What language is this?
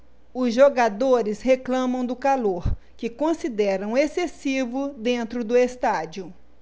Portuguese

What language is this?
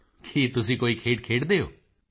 Punjabi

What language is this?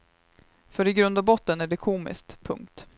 Swedish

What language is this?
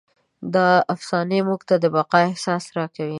Pashto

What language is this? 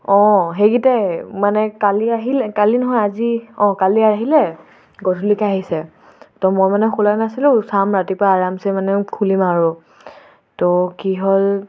Assamese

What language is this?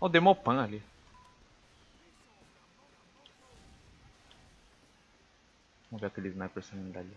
Portuguese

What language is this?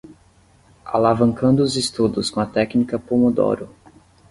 Portuguese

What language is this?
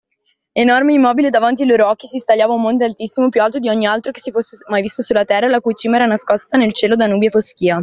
Italian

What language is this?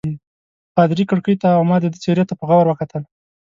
Pashto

